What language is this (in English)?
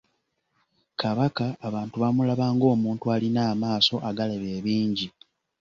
Ganda